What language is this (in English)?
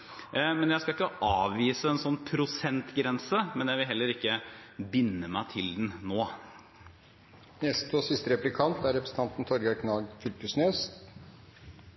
Norwegian Bokmål